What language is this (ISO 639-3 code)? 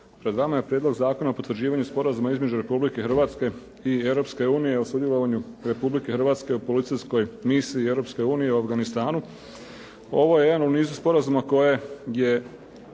hrv